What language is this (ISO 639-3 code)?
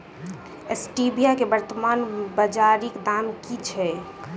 mai